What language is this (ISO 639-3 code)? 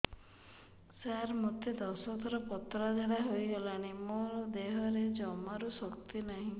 ori